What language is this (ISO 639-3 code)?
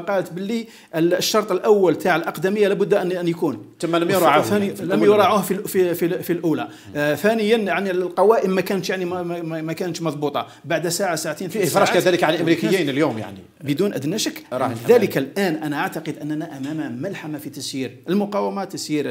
ara